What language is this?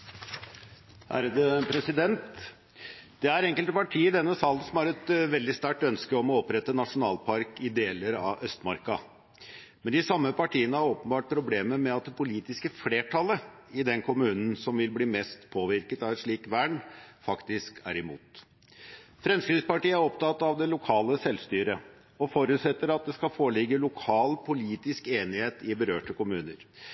Norwegian Bokmål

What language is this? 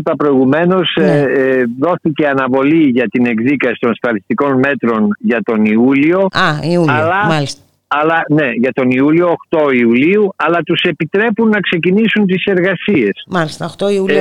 Greek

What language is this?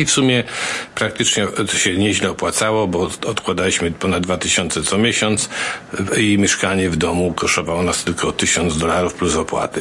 Polish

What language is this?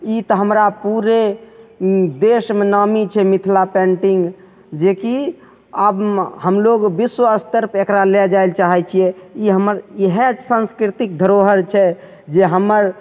Maithili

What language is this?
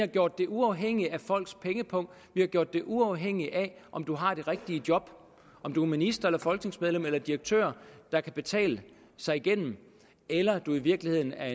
Danish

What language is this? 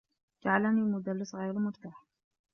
Arabic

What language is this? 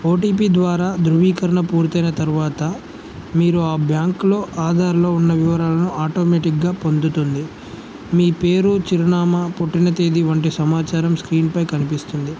Telugu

